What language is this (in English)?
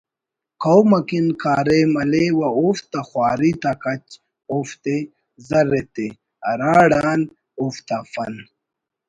Brahui